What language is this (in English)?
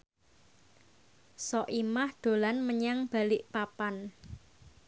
Javanese